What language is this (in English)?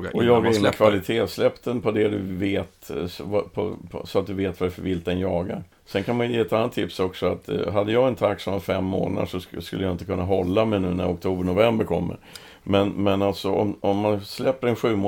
Swedish